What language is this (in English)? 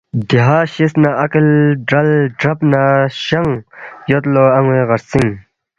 Balti